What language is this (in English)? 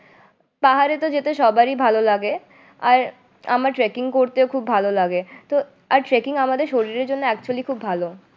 Bangla